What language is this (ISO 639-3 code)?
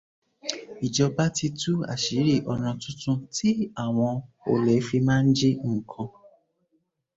yor